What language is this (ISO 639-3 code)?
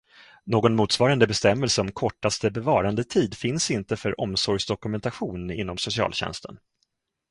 swe